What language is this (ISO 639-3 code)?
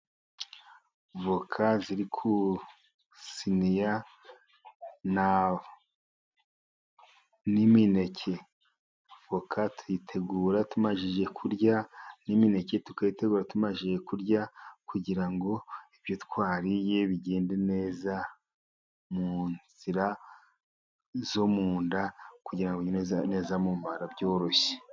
kin